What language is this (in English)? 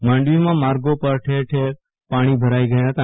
Gujarati